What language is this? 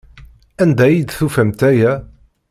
Kabyle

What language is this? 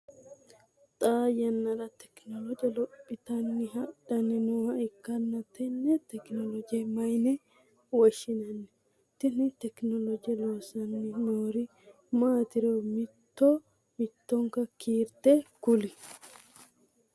Sidamo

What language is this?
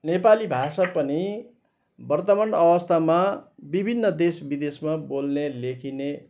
Nepali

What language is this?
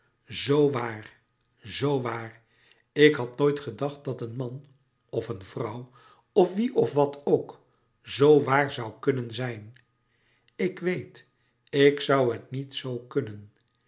Dutch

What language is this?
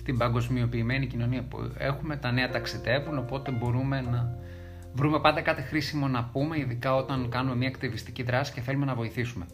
Greek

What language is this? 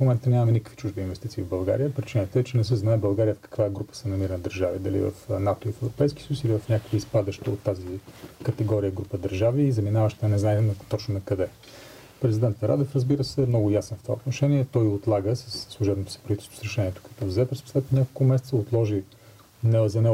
Bulgarian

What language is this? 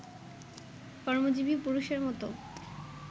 Bangla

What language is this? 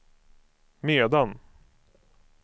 Swedish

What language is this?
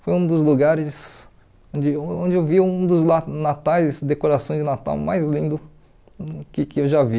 Portuguese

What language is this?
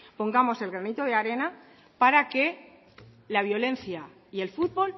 Spanish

